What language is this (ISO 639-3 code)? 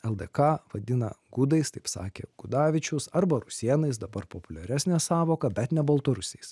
lit